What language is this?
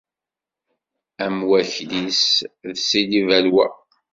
Kabyle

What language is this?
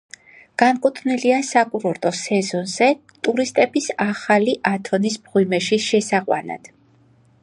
Georgian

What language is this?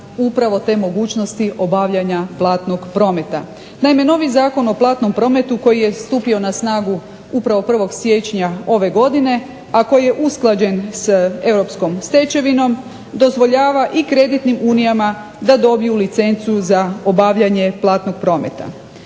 Croatian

